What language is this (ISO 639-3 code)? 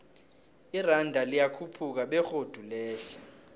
nbl